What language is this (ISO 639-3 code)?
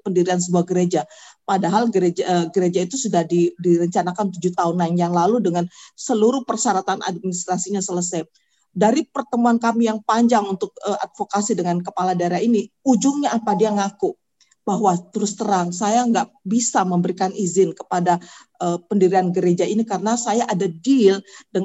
ind